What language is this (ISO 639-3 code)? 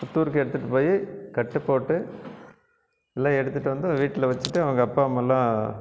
tam